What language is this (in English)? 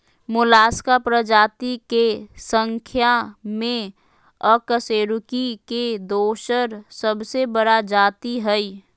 Magahi